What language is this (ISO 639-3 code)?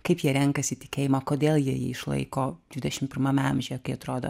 lit